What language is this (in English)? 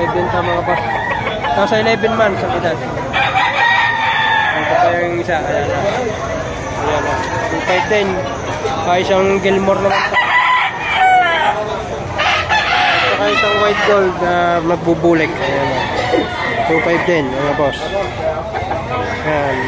Filipino